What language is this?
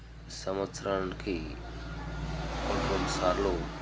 Telugu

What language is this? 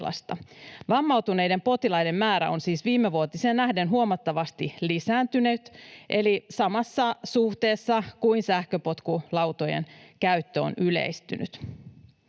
Finnish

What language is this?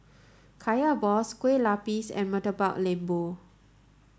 English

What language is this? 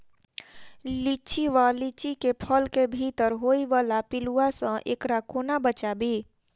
Maithili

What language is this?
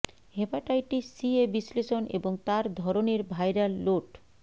Bangla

